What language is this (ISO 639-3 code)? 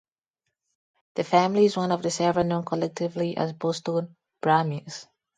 eng